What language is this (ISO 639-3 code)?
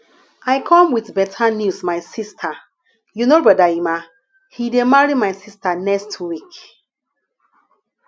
pcm